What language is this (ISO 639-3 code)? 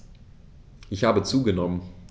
deu